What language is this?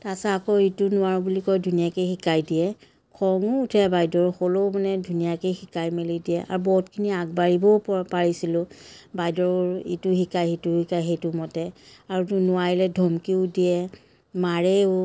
Assamese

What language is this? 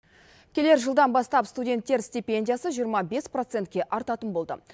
Kazakh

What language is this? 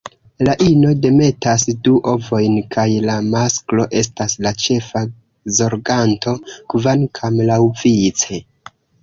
Esperanto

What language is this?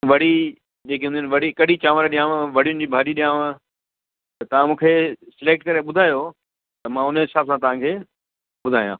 Sindhi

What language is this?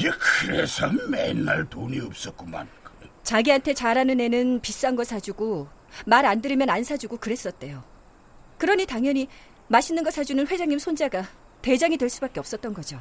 Korean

